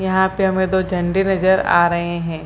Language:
Hindi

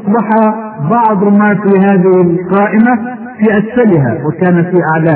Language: Arabic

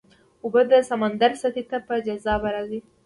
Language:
Pashto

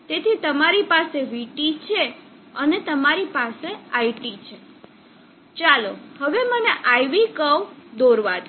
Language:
Gujarati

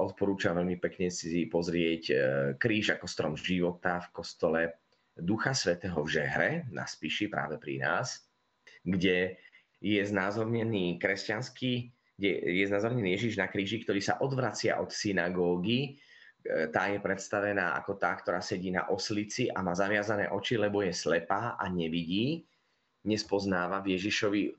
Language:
Slovak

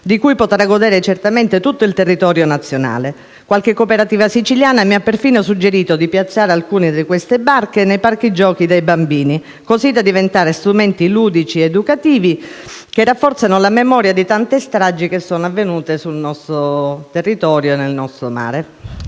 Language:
Italian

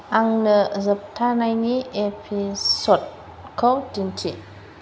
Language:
Bodo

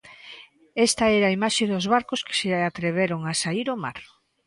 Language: Galician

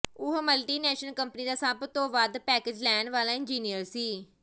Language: Punjabi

